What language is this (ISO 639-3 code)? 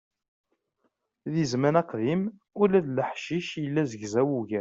kab